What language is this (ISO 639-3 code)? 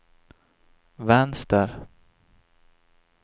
swe